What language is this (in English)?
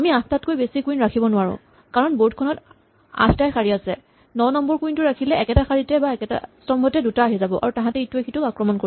Assamese